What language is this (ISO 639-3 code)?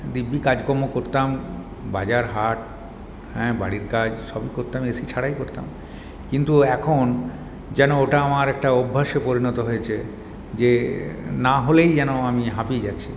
ben